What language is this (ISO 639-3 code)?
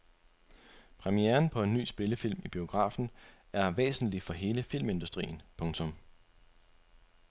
dan